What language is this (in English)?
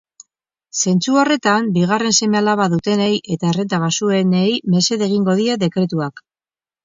Basque